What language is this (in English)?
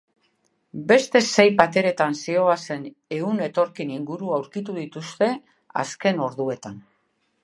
Basque